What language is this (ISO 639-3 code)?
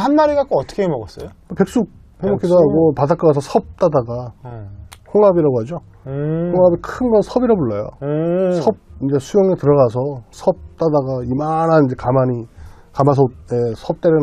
kor